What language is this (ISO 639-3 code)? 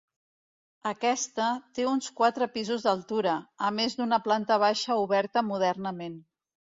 cat